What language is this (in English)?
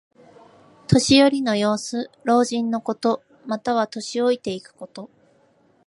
Japanese